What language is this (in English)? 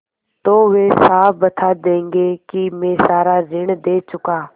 Hindi